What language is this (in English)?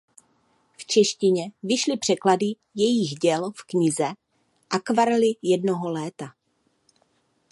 Czech